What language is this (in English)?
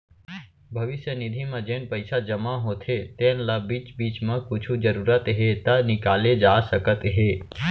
Chhattisgarhi